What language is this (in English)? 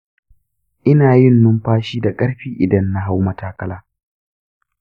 Hausa